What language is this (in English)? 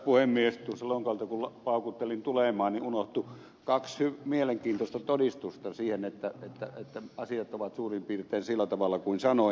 Finnish